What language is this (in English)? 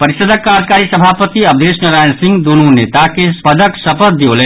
Maithili